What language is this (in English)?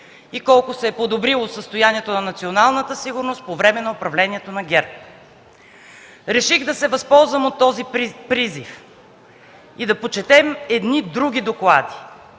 Bulgarian